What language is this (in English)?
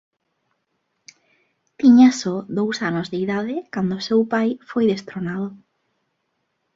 Galician